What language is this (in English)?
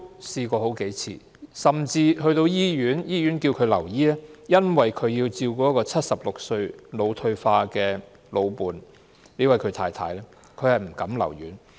Cantonese